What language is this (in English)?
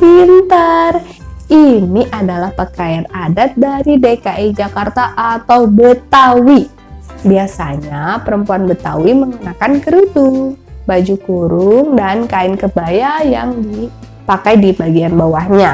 Indonesian